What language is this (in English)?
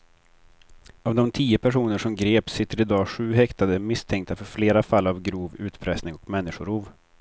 Swedish